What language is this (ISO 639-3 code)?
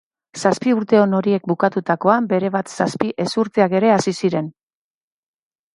eus